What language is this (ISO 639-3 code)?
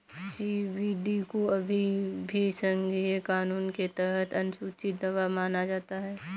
hin